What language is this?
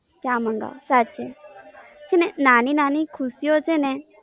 Gujarati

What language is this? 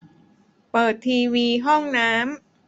Thai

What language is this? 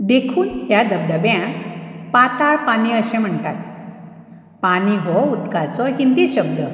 Konkani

